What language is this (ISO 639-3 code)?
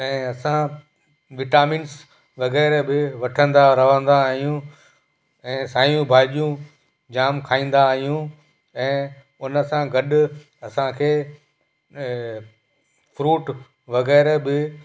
snd